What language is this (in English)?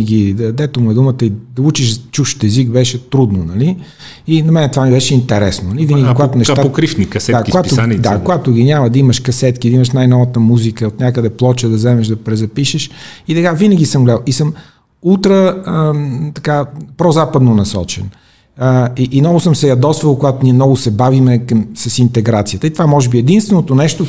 Bulgarian